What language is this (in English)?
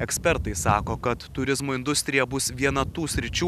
Lithuanian